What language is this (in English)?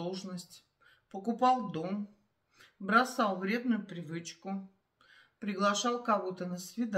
Russian